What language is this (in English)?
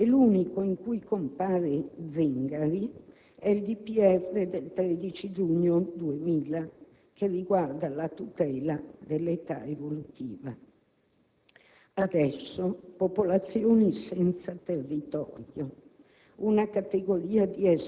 Italian